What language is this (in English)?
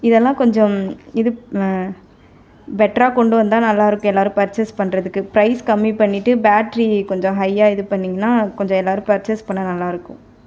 Tamil